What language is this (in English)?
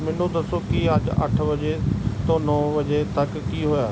Punjabi